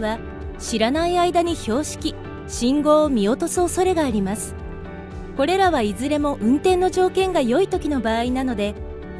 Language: Japanese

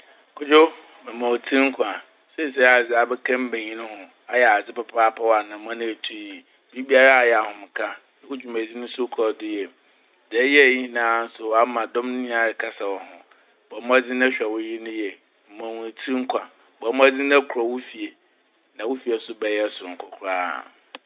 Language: Akan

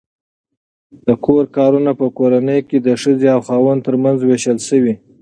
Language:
Pashto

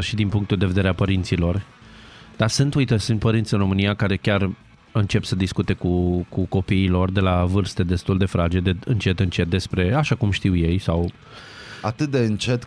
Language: Romanian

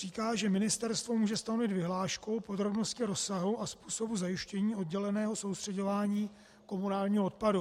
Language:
Czech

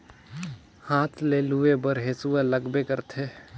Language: Chhattisgarhi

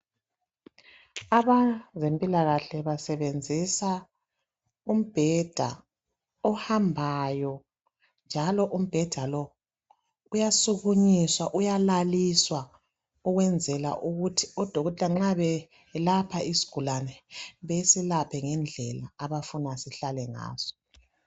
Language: North Ndebele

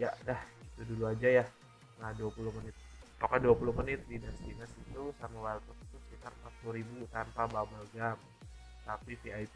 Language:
Indonesian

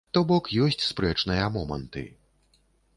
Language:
Belarusian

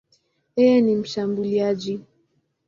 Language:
Swahili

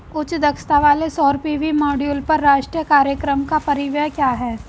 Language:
Hindi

